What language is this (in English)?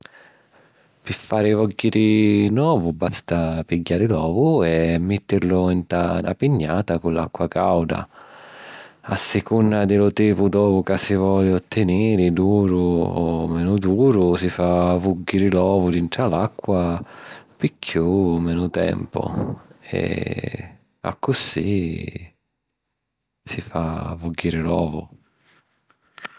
Sicilian